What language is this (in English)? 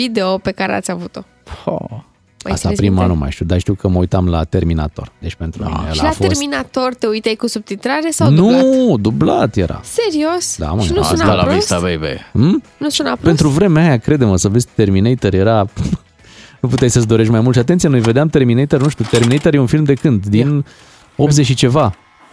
Romanian